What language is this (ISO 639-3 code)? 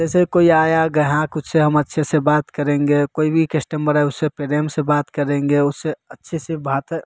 hin